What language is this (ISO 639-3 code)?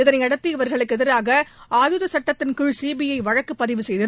tam